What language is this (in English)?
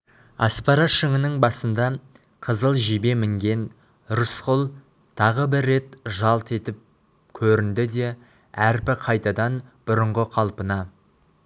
Kazakh